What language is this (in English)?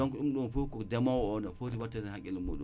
Wolof